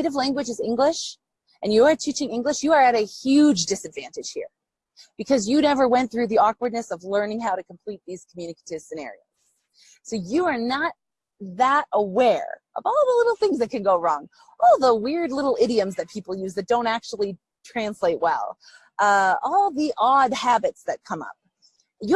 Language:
English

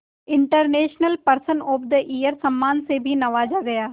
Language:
Hindi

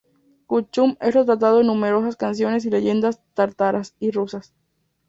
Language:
Spanish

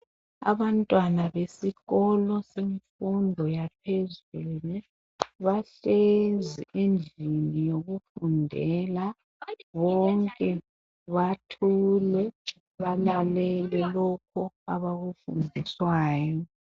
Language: North Ndebele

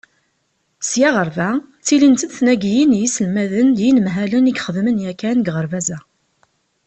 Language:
Kabyle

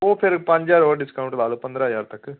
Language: Punjabi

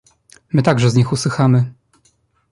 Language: Polish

